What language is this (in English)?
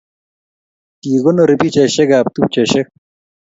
Kalenjin